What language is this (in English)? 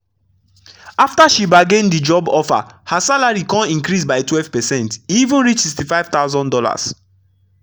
Nigerian Pidgin